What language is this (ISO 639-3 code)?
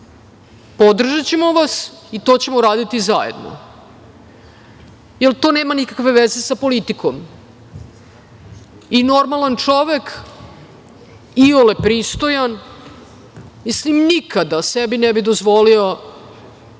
srp